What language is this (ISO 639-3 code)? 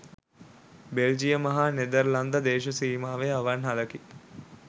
sin